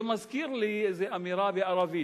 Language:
Hebrew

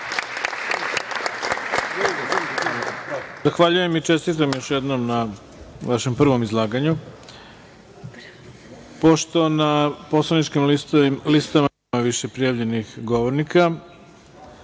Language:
Serbian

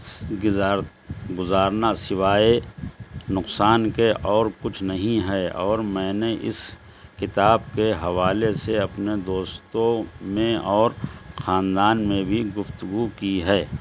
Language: Urdu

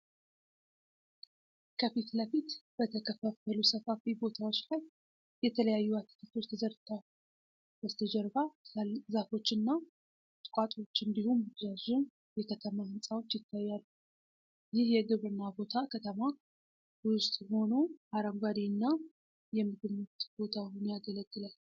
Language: Amharic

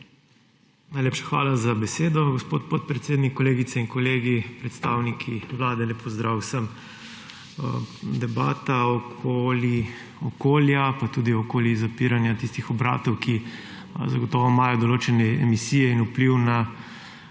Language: Slovenian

